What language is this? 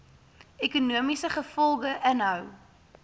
Afrikaans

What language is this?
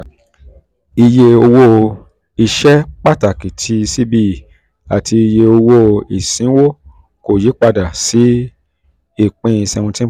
Yoruba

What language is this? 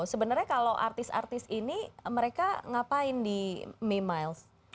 Indonesian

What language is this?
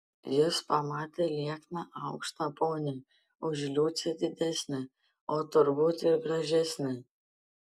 Lithuanian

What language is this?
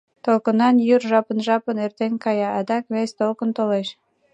Mari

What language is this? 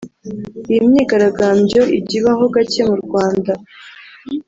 Kinyarwanda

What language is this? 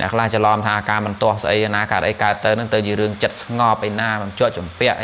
Vietnamese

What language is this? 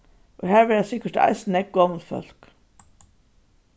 Faroese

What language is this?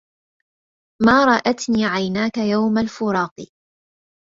Arabic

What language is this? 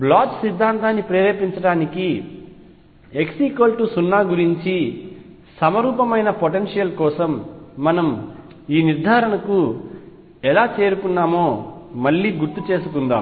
Telugu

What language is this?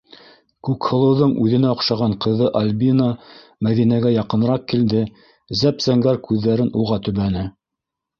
Bashkir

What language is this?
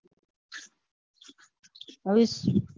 Gujarati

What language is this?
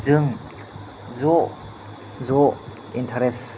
Bodo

